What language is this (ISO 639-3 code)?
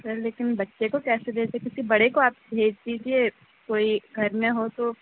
urd